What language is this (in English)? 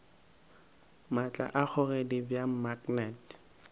Northern Sotho